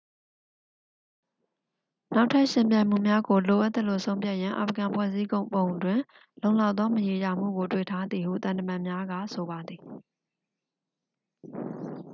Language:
Burmese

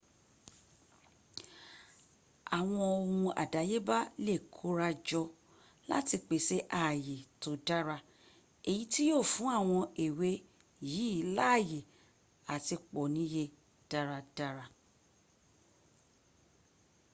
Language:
Yoruba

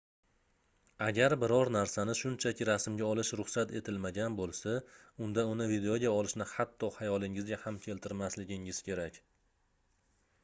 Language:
Uzbek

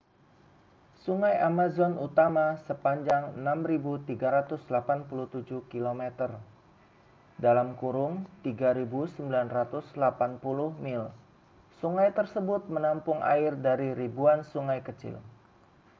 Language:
Indonesian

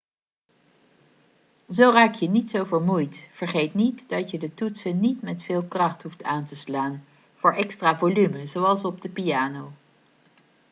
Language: Dutch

